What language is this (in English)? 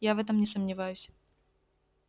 Russian